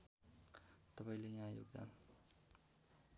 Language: Nepali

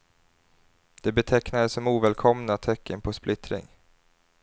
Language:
Swedish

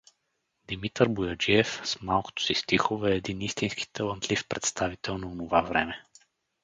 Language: Bulgarian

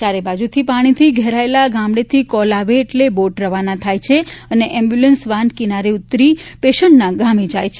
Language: Gujarati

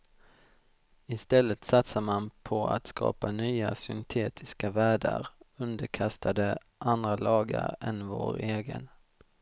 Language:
Swedish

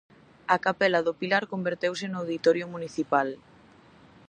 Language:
Galician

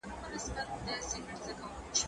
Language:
Pashto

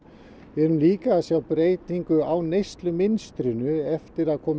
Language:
Icelandic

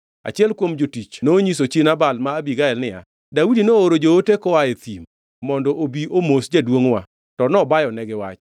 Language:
Luo (Kenya and Tanzania)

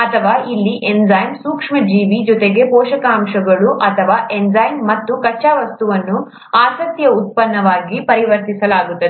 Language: Kannada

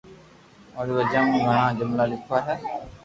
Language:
Loarki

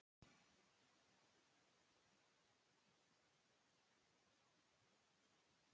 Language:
Icelandic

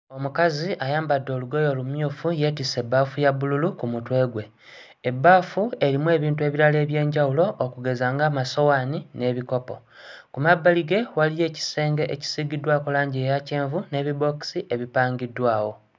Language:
Ganda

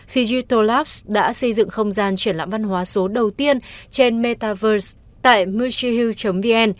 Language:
Vietnamese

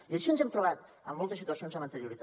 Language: Catalan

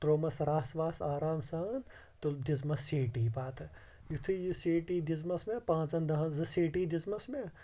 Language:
Kashmiri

